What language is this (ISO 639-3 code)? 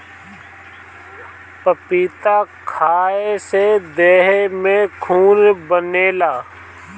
bho